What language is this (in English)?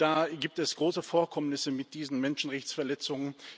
German